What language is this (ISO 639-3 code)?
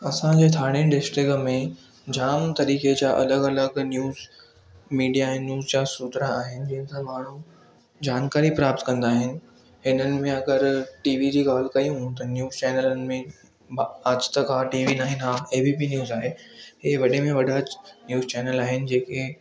snd